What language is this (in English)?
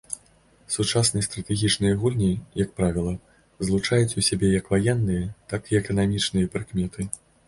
Belarusian